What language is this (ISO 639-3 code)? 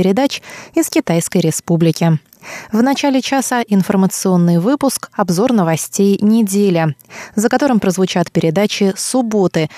rus